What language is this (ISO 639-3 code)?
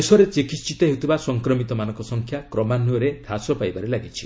ori